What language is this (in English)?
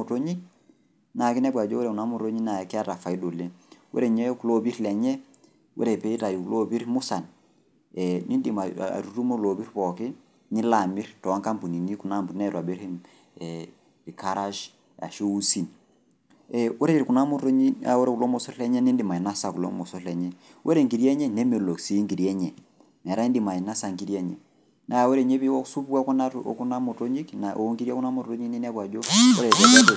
Masai